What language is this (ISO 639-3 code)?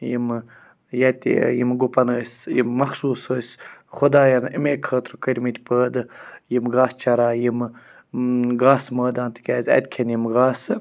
kas